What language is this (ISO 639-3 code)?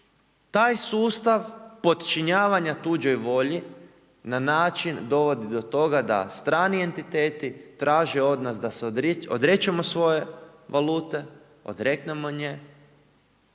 hrv